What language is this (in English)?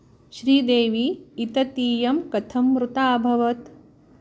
Sanskrit